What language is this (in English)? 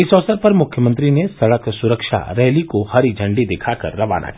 Hindi